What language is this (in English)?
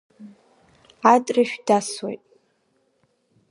Abkhazian